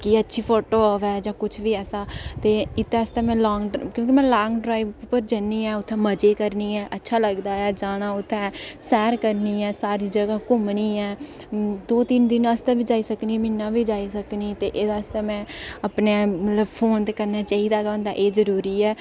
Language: Dogri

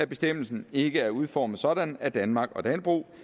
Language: Danish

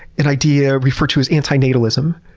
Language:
English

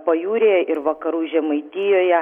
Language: Lithuanian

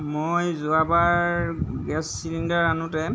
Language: Assamese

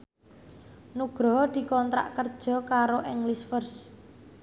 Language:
Javanese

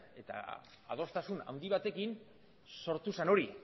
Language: Basque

